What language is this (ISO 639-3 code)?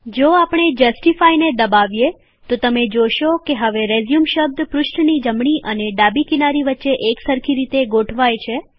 guj